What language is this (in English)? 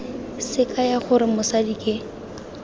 Tswana